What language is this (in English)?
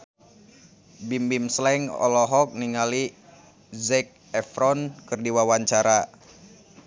Sundanese